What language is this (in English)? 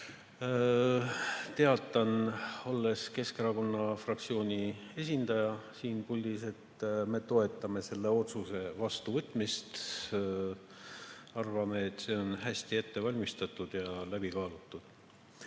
Estonian